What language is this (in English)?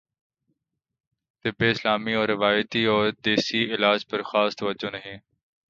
Urdu